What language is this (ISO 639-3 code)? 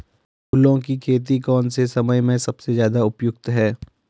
hin